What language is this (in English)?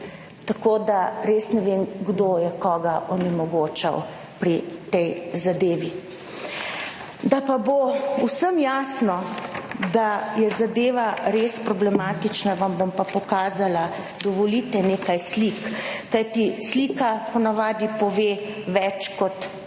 Slovenian